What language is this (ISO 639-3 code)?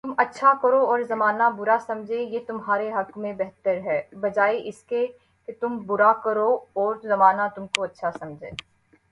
urd